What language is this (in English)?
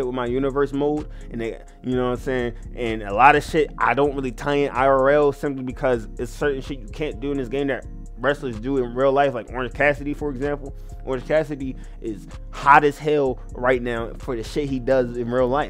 English